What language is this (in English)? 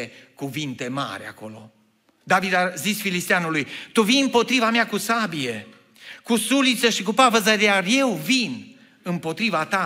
Romanian